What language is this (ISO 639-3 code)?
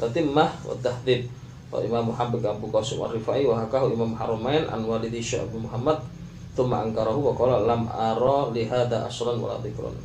msa